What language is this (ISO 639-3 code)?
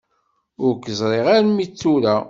kab